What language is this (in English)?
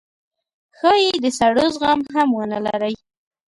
Pashto